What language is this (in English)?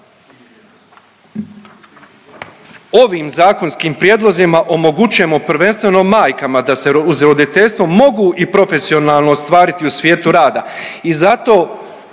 Croatian